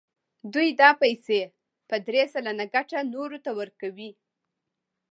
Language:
Pashto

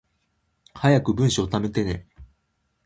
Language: Japanese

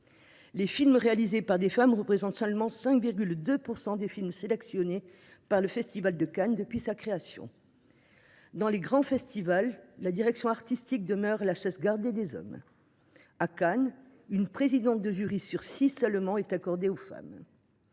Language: French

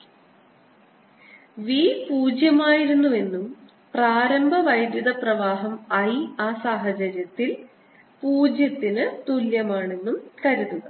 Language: Malayalam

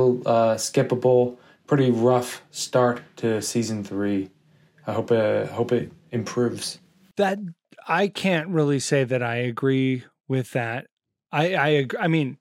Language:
English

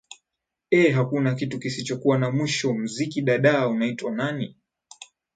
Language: Swahili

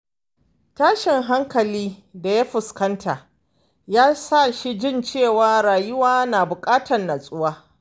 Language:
Hausa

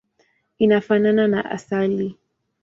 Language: Swahili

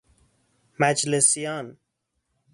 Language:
Persian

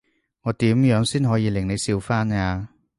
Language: Cantonese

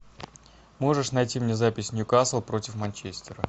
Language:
Russian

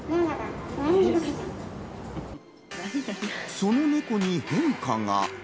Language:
Japanese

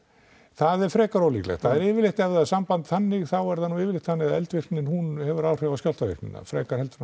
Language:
Icelandic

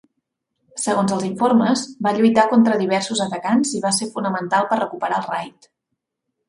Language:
Catalan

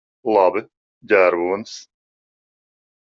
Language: Latvian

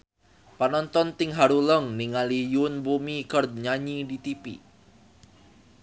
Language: Sundanese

